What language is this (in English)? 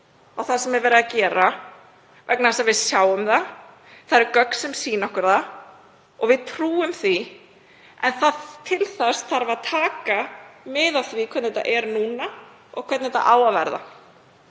Icelandic